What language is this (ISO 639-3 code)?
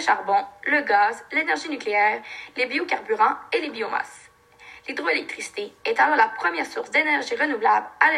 fra